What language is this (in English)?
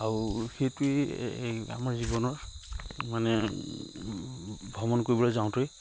Assamese